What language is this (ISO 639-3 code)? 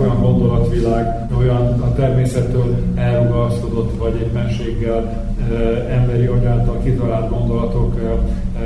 hun